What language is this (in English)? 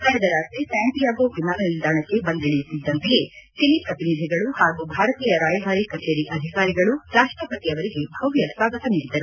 Kannada